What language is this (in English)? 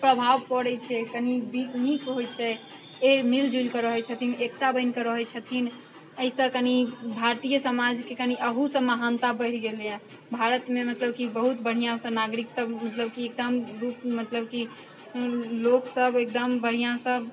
Maithili